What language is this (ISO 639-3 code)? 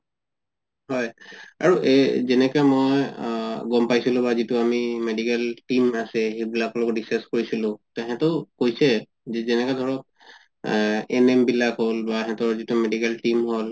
asm